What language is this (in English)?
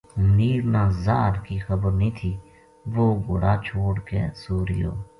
Gujari